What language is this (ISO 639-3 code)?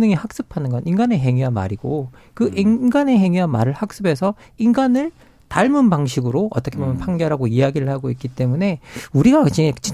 kor